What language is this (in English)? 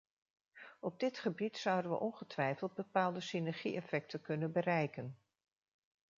Dutch